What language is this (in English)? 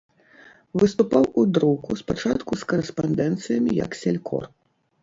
Belarusian